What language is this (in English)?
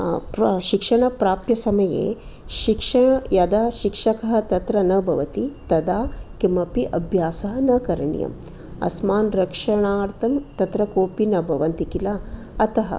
Sanskrit